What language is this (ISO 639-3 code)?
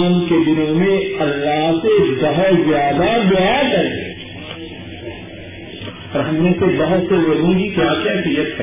urd